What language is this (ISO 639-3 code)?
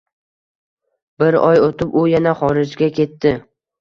uzb